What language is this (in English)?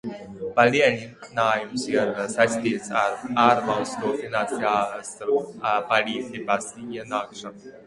Latvian